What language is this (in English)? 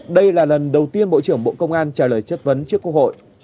Vietnamese